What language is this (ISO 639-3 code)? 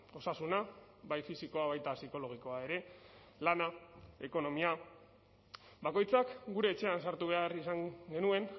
eus